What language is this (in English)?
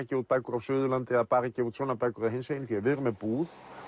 Icelandic